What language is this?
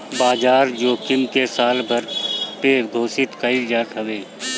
Bhojpuri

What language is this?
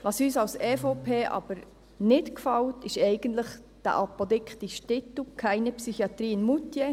Swiss German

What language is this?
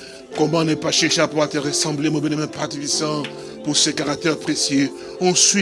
French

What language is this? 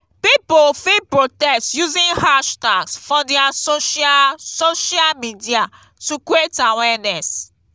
Nigerian Pidgin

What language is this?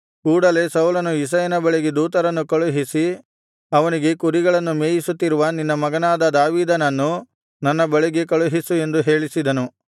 Kannada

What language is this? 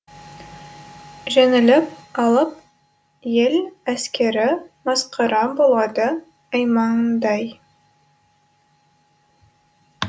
Kazakh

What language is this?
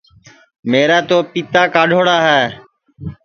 Sansi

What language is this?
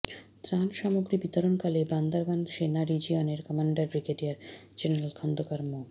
Bangla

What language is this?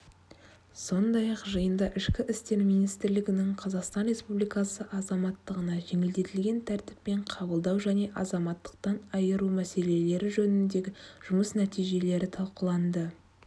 Kazakh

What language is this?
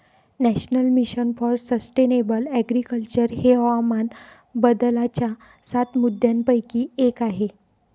Marathi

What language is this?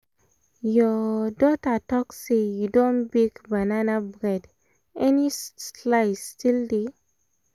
Nigerian Pidgin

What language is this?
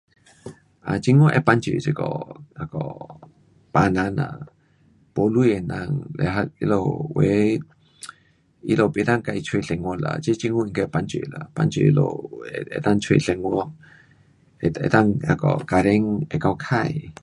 Pu-Xian Chinese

